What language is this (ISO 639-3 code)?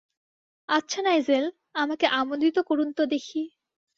ben